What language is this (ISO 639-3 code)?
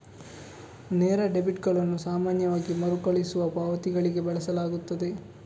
kan